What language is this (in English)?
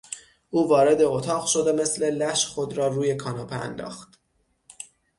Persian